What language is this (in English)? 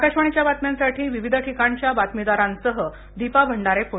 Marathi